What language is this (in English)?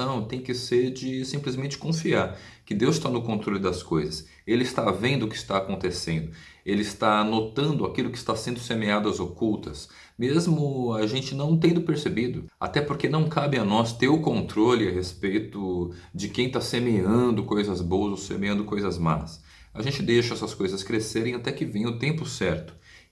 Portuguese